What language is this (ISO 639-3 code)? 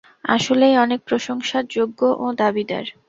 ben